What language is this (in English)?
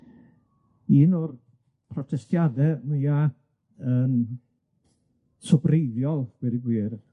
Welsh